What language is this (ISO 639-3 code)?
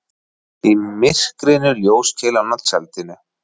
isl